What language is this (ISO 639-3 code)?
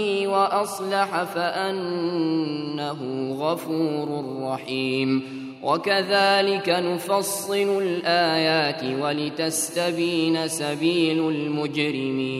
ara